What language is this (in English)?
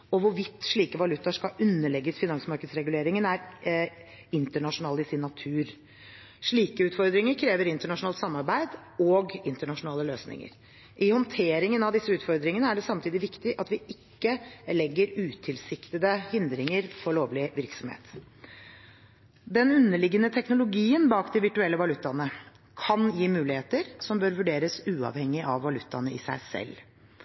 Norwegian Bokmål